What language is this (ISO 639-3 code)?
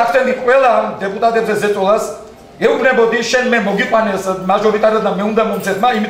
ron